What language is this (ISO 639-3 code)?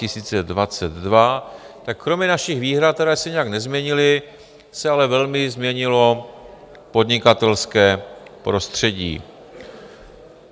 ces